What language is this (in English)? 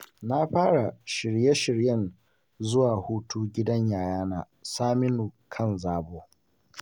Hausa